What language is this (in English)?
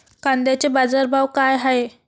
Marathi